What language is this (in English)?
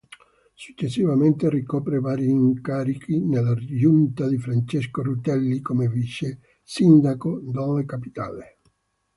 Italian